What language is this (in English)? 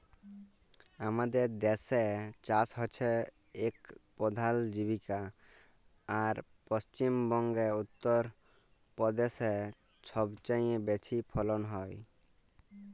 Bangla